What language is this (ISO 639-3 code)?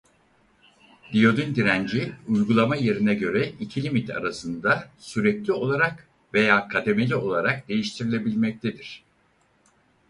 tur